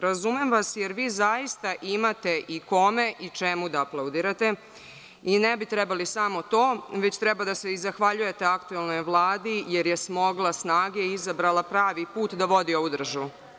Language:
Serbian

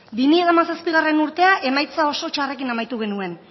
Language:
Basque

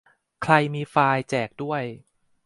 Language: Thai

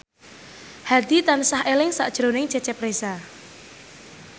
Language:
Javanese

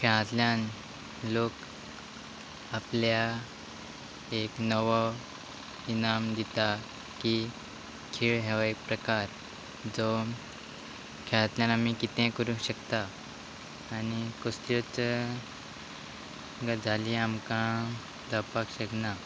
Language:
Konkani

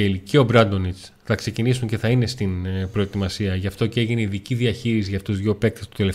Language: Greek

